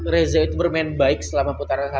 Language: Indonesian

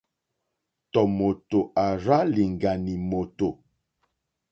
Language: Mokpwe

